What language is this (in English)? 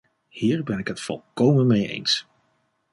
Dutch